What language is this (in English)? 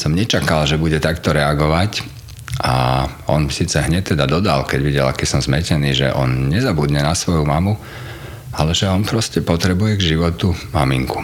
Slovak